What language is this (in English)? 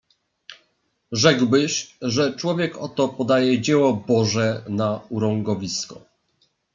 Polish